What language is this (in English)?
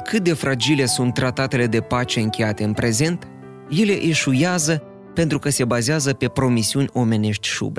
Romanian